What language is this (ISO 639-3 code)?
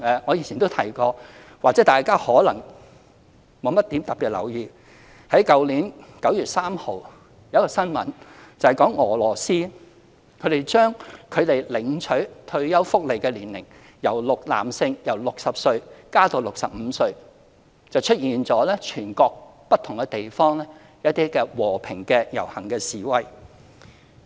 yue